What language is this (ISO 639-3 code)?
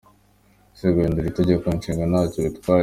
kin